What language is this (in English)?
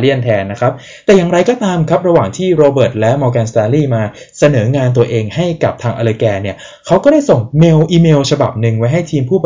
Thai